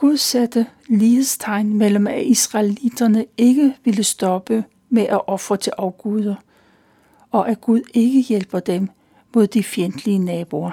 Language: Danish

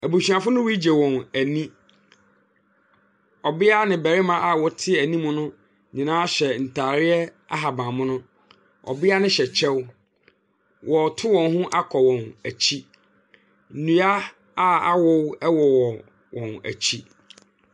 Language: Akan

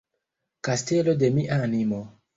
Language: Esperanto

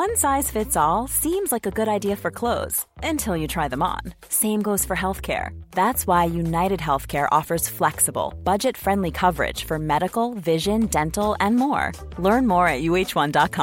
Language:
Filipino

